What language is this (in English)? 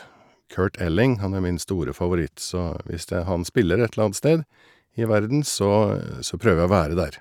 Norwegian